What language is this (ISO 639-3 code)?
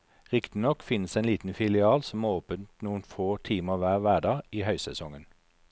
nor